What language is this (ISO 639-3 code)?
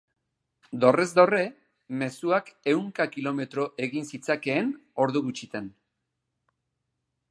eus